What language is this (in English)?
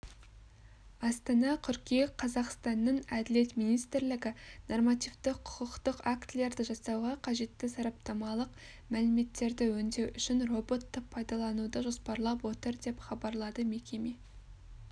Kazakh